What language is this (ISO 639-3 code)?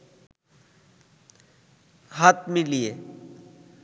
ben